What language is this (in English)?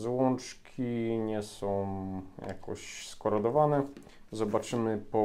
Polish